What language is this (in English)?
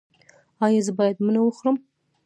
Pashto